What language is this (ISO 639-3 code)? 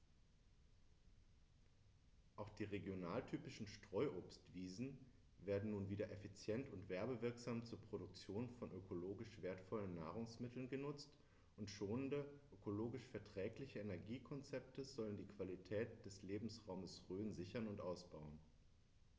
deu